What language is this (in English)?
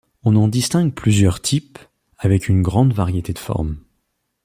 French